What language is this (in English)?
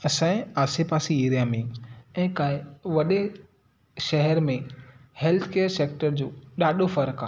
Sindhi